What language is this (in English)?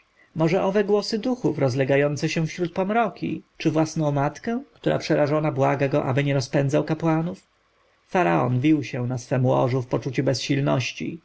Polish